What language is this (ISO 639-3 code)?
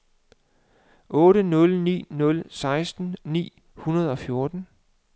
dan